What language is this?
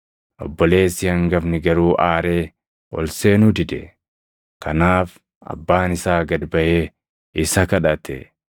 Oromo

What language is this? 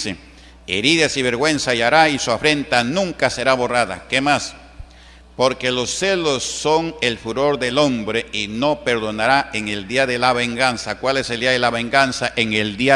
Spanish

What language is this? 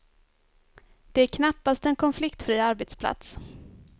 Swedish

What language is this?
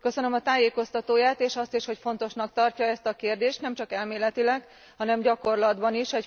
Hungarian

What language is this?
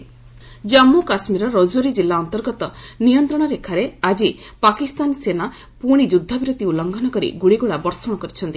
Odia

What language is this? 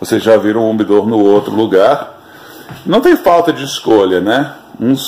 Portuguese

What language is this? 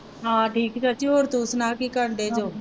Punjabi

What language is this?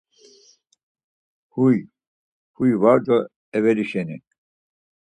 Laz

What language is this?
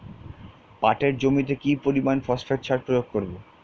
Bangla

